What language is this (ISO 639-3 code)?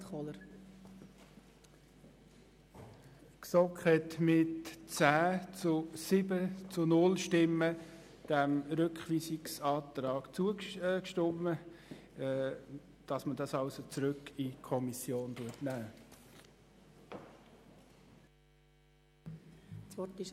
gsw